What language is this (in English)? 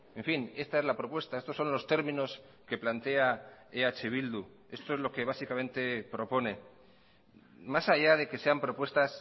Spanish